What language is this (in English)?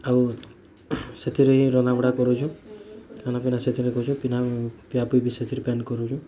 Odia